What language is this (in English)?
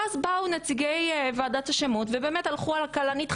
Hebrew